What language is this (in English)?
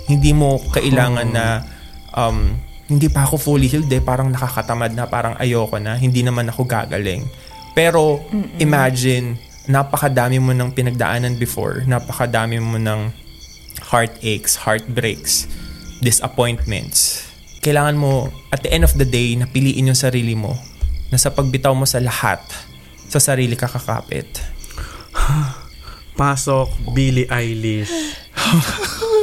Filipino